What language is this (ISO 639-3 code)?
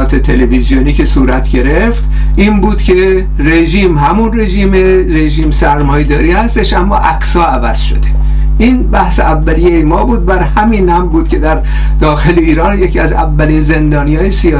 fas